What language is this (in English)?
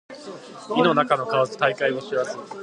Japanese